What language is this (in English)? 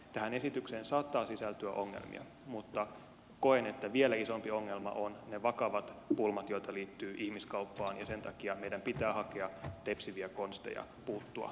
Finnish